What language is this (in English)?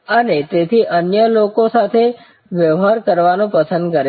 Gujarati